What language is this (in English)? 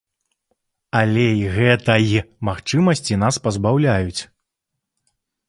Belarusian